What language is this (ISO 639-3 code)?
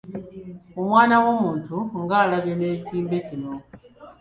lug